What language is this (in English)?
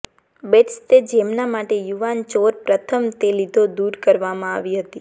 Gujarati